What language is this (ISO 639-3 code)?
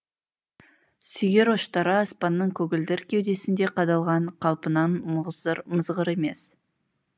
kaz